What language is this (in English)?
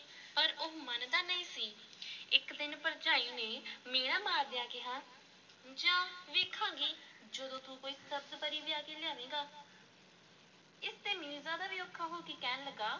Punjabi